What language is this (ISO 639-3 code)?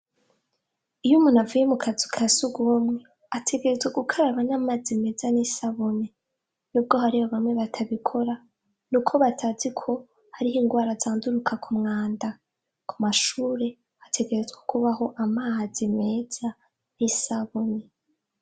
run